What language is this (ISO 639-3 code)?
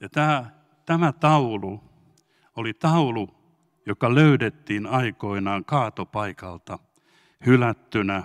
fin